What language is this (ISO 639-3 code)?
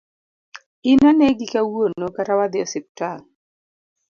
luo